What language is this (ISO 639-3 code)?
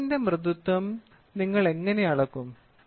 mal